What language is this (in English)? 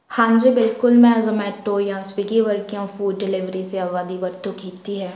Punjabi